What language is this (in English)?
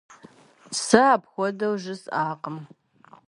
Kabardian